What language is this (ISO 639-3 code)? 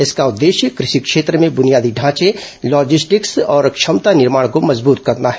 hin